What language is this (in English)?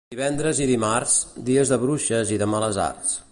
Catalan